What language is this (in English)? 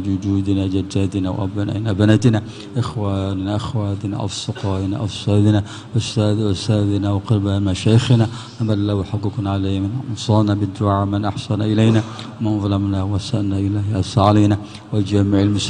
Indonesian